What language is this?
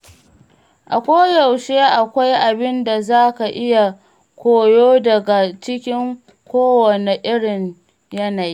Hausa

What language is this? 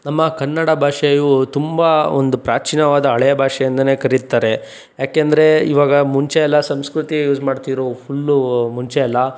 Kannada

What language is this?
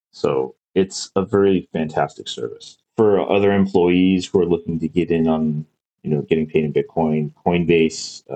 English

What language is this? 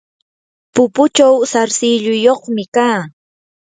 Yanahuanca Pasco Quechua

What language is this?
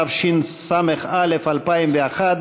Hebrew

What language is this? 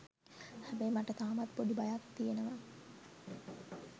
Sinhala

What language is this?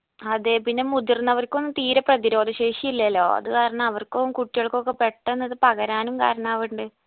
Malayalam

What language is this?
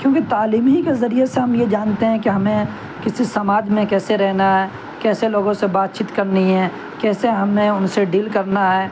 Urdu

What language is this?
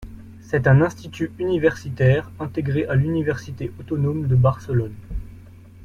French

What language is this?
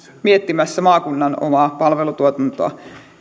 Finnish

